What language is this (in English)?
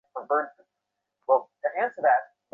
Bangla